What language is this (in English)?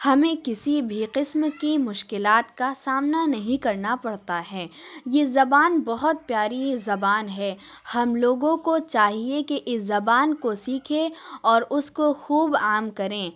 Urdu